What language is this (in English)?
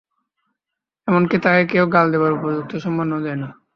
Bangla